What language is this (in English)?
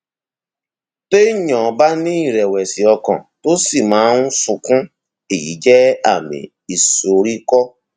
Yoruba